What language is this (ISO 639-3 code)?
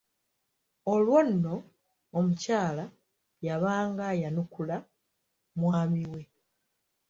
lug